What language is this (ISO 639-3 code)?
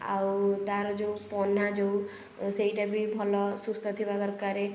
ori